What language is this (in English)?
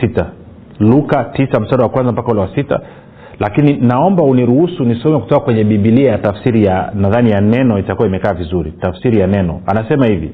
Swahili